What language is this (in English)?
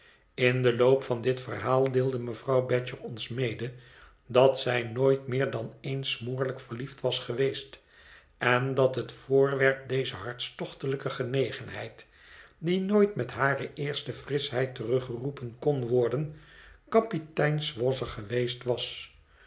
Dutch